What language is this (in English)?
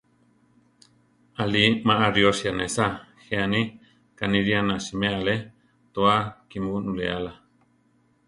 Central Tarahumara